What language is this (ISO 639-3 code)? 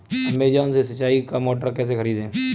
hin